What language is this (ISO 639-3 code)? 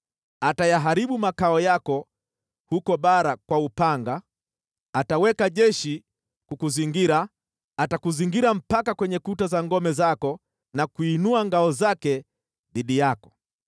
swa